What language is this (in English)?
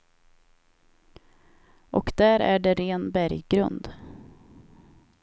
Swedish